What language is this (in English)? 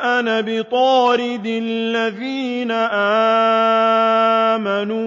Arabic